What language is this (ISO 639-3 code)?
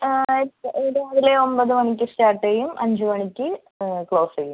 mal